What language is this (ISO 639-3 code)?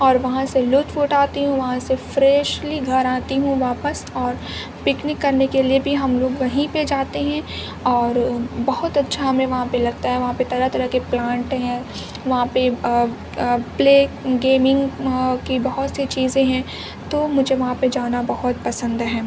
urd